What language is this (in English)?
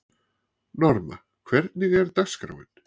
Icelandic